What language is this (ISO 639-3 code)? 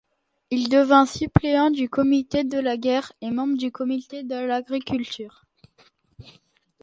fra